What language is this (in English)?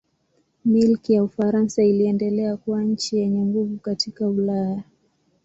Swahili